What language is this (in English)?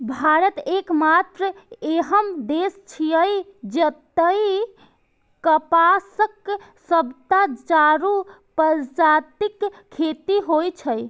Maithili